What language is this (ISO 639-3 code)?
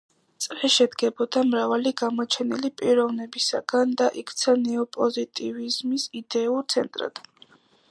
kat